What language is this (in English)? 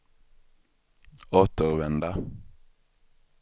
Swedish